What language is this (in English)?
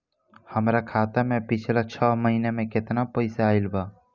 Bhojpuri